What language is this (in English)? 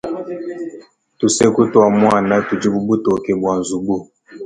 Luba-Lulua